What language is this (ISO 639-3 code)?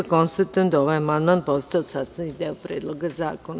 srp